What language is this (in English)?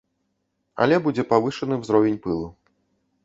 Belarusian